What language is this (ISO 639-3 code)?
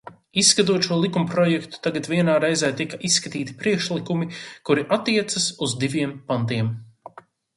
lav